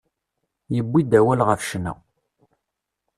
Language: Kabyle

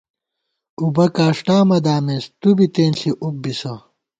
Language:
Gawar-Bati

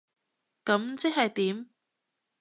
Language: Cantonese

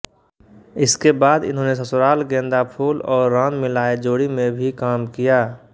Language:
Hindi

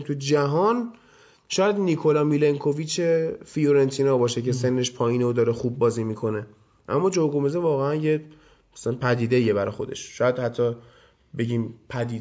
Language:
Persian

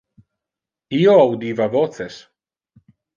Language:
Interlingua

